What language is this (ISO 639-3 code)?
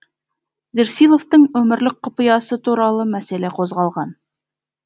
kaz